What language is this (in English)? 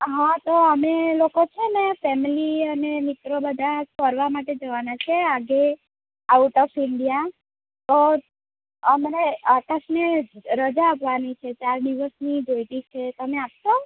Gujarati